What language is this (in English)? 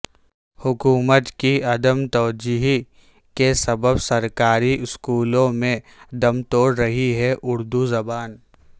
Urdu